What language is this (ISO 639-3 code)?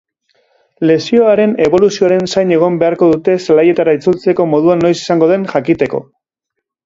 eus